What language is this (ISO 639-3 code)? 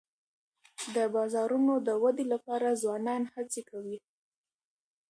pus